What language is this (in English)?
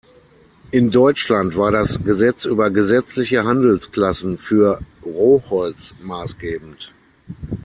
German